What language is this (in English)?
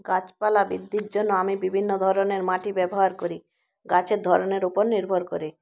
Bangla